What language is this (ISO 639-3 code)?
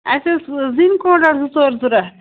kas